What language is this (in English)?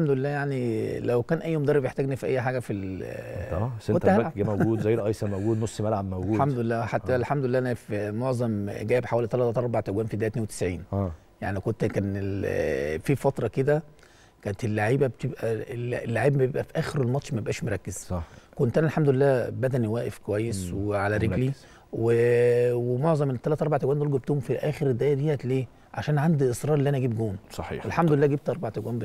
Arabic